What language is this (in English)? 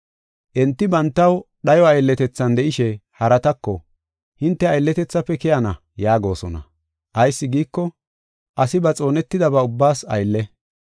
Gofa